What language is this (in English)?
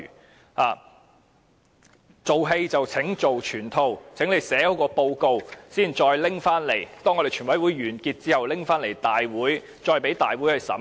Cantonese